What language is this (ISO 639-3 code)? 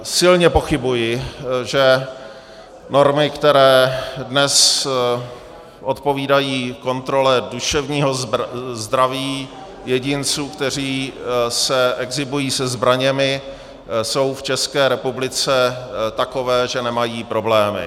ces